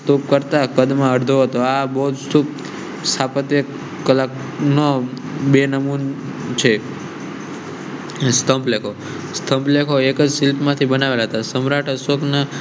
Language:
Gujarati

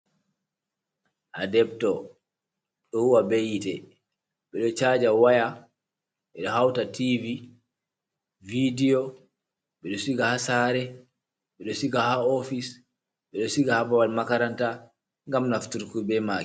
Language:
Fula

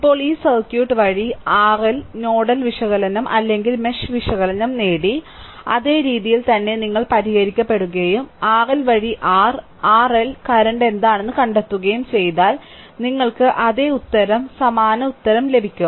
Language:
Malayalam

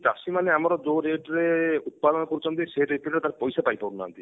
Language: Odia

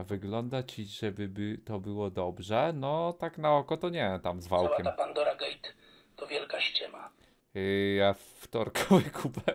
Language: Polish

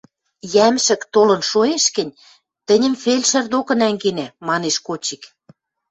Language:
Western Mari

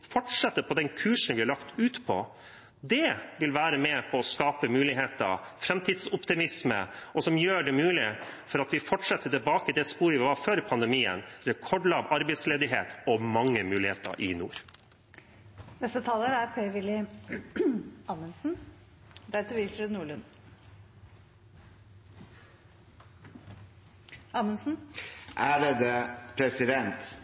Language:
Norwegian Bokmål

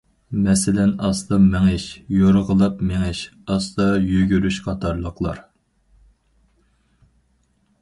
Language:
Uyghur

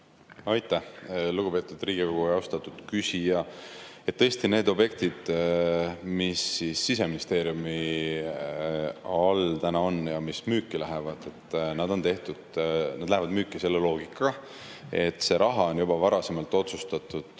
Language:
Estonian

